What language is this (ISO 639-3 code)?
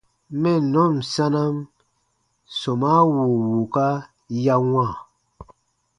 bba